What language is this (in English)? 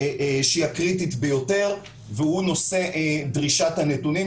Hebrew